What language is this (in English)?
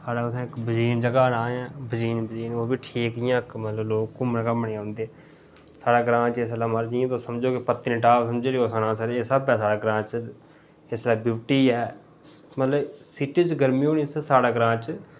Dogri